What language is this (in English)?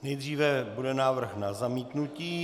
Czech